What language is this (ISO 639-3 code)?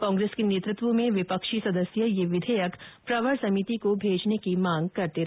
hin